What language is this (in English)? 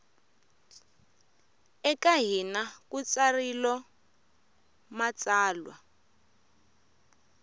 Tsonga